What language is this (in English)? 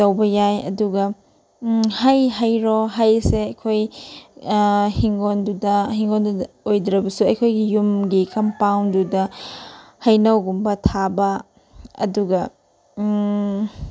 Manipuri